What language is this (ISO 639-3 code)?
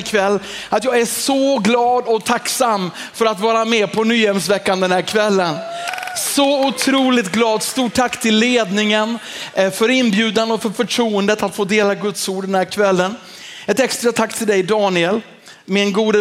swe